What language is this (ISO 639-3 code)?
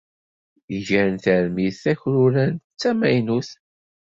kab